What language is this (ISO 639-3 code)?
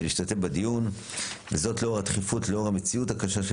heb